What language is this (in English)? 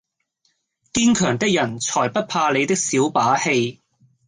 Cantonese